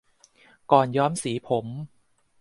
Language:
Thai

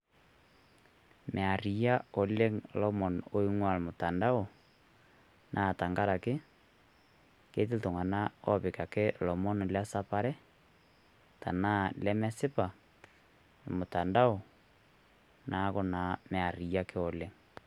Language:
Masai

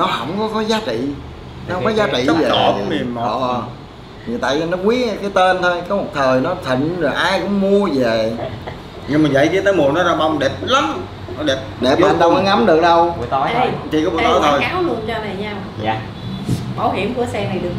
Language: Vietnamese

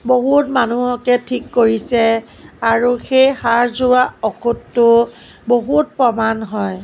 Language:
Assamese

